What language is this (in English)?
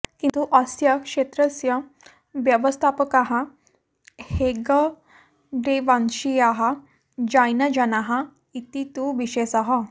Sanskrit